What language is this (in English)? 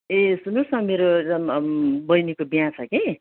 Nepali